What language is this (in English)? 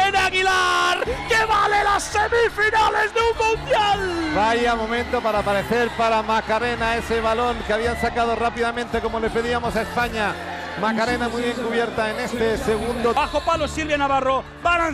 Spanish